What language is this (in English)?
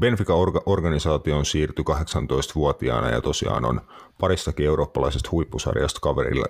Finnish